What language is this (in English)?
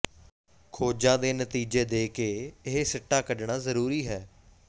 Punjabi